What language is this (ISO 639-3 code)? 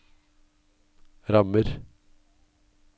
nor